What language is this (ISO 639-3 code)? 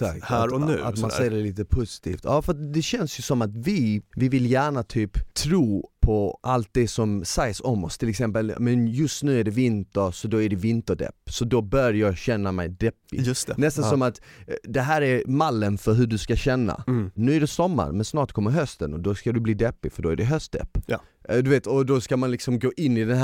swe